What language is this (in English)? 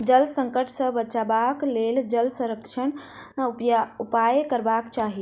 Maithili